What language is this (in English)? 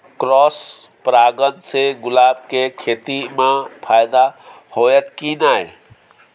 Maithili